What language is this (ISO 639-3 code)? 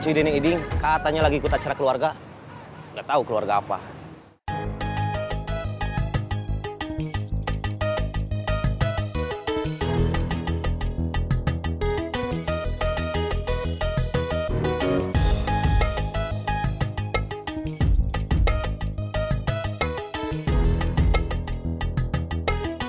ind